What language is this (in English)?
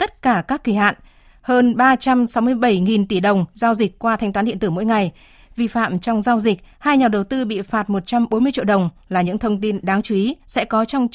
Vietnamese